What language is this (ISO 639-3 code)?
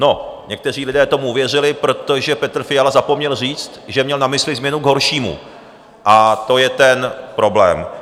ces